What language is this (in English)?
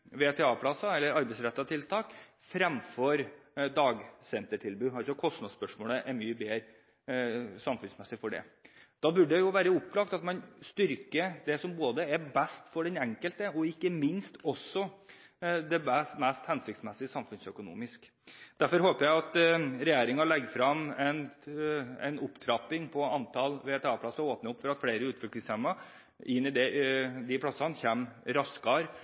Norwegian Bokmål